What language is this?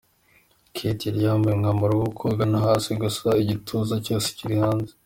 Kinyarwanda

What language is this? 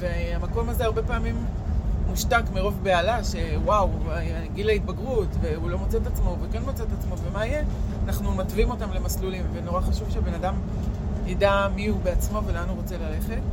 Hebrew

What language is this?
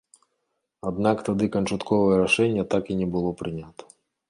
Belarusian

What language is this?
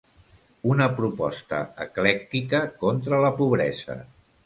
Catalan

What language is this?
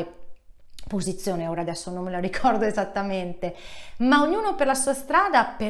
Italian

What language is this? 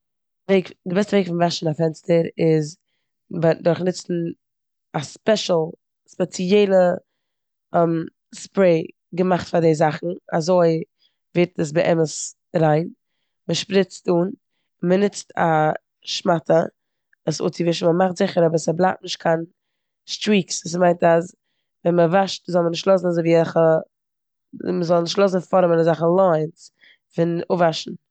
Yiddish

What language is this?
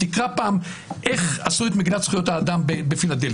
Hebrew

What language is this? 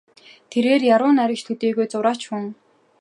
Mongolian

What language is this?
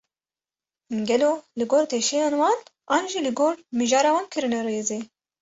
Kurdish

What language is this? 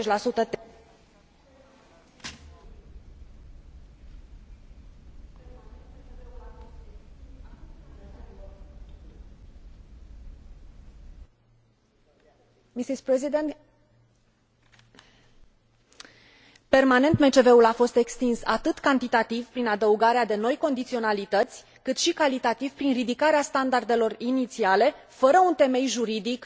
Romanian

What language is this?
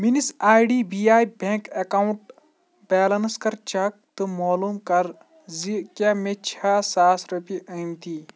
Kashmiri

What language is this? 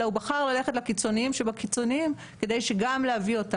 Hebrew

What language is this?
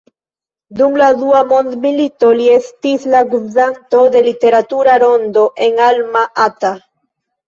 Esperanto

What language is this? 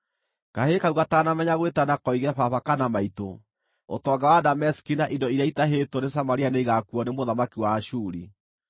Kikuyu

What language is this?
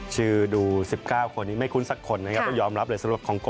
Thai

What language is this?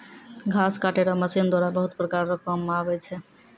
Maithili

